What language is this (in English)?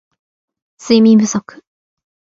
Japanese